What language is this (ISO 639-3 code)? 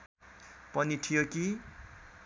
nep